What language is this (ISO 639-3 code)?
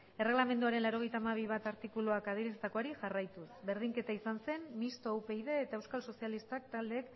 eus